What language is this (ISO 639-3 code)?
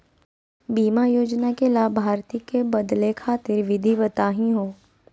mag